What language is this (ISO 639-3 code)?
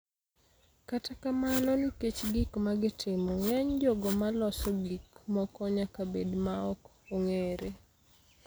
luo